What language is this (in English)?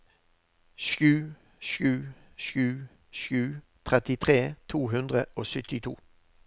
Norwegian